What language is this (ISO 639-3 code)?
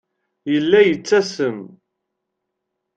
kab